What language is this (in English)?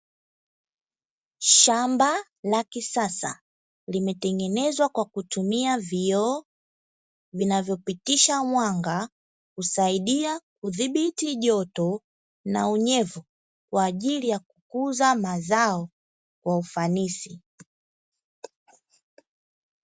Swahili